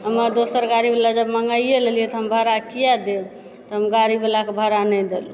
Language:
Maithili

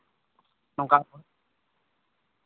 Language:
Santali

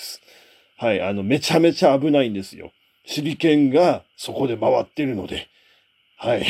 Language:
Japanese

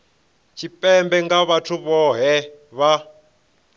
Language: Venda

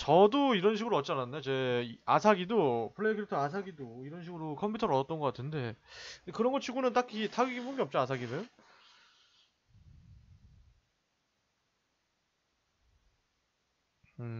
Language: Korean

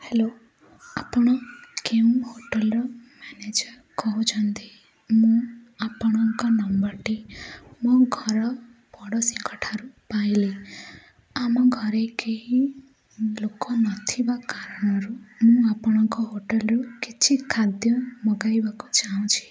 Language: Odia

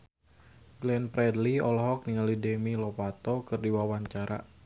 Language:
Sundanese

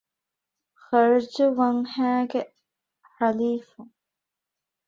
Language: Divehi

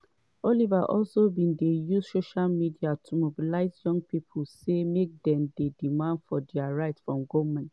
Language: Nigerian Pidgin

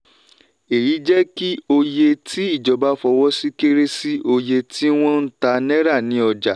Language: Yoruba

